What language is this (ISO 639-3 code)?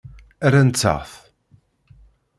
kab